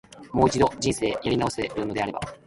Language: Japanese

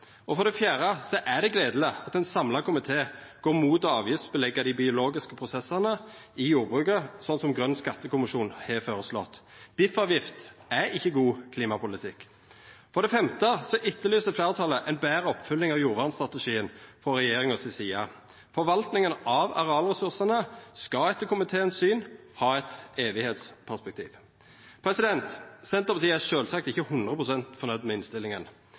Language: Norwegian Nynorsk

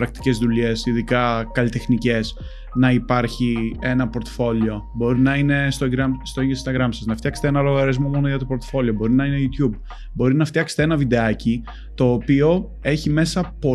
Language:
Greek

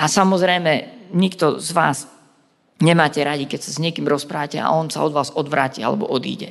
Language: Slovak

